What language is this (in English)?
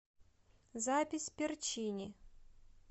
Russian